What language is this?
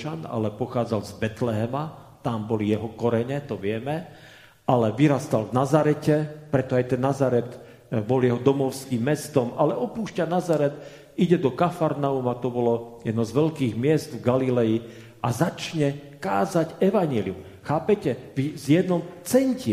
Slovak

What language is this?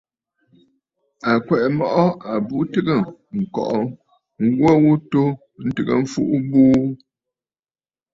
Bafut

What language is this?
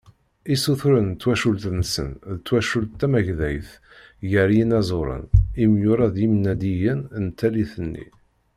Kabyle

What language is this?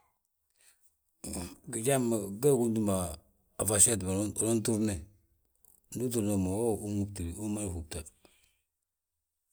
Balanta-Ganja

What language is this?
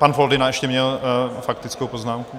Czech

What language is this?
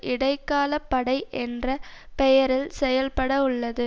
Tamil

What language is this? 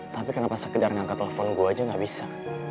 Indonesian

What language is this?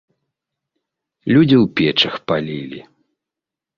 Belarusian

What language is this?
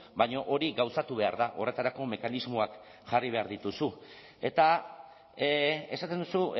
Basque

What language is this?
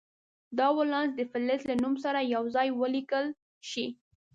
Pashto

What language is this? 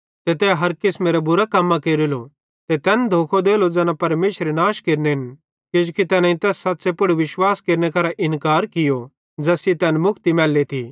Bhadrawahi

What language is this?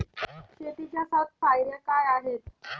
Marathi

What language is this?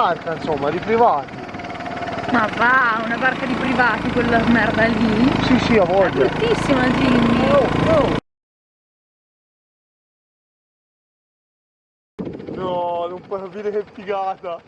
Italian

